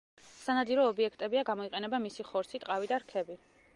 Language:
Georgian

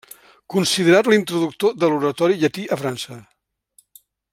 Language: Catalan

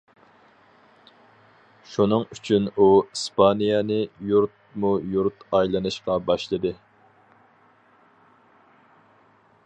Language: Uyghur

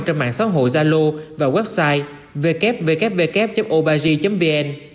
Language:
Vietnamese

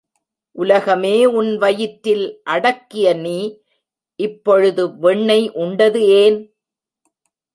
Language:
Tamil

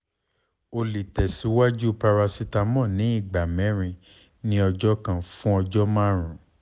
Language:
Yoruba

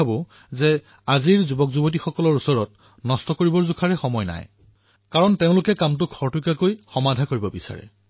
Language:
Assamese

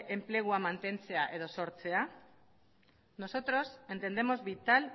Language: Basque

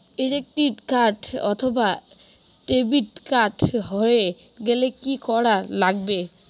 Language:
Bangla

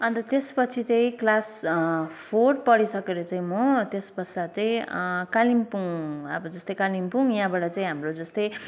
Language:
Nepali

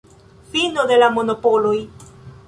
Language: Esperanto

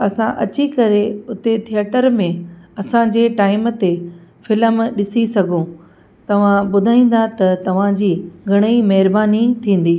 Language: Sindhi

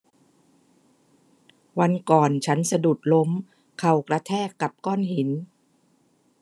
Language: Thai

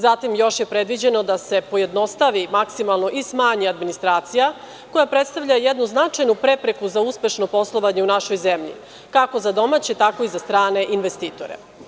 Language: Serbian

